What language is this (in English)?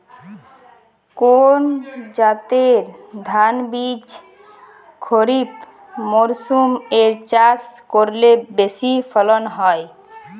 Bangla